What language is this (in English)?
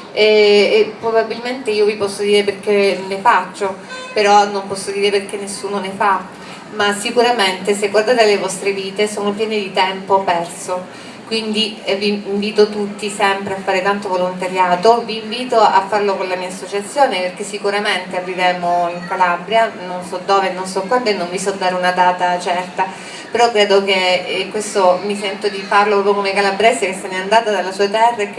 Italian